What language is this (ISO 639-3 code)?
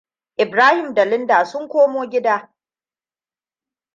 hau